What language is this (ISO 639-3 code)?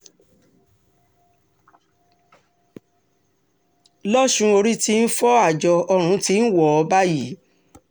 yor